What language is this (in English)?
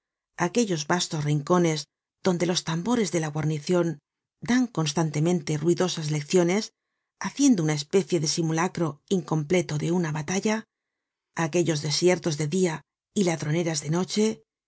Spanish